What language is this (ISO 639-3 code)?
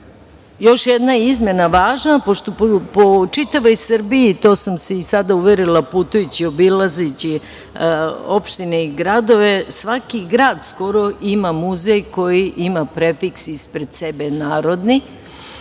srp